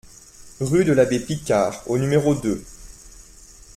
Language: French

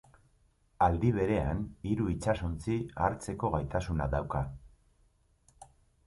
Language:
Basque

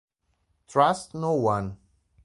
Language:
Italian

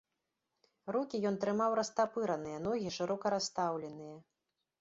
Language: Belarusian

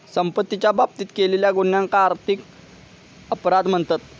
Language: Marathi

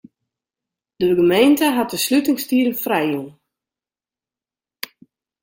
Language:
Western Frisian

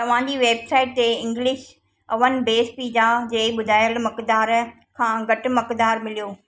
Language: Sindhi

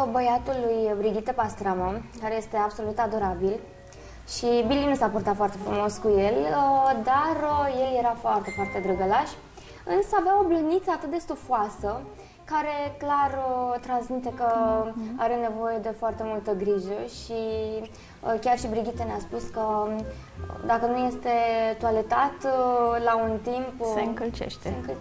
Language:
Romanian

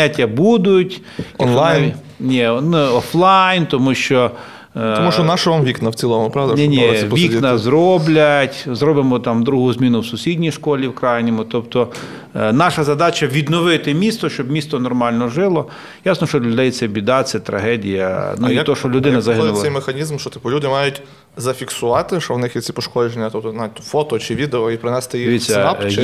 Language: Ukrainian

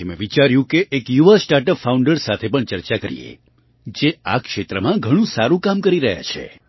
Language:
Gujarati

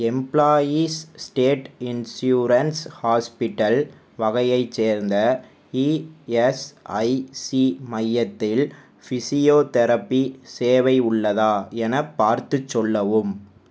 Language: Tamil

